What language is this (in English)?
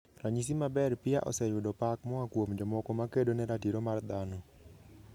Luo (Kenya and Tanzania)